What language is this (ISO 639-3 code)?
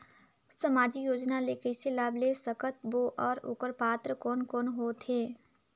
hne